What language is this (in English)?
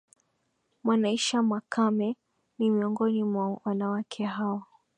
Swahili